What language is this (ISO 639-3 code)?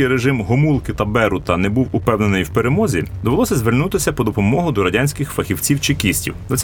ukr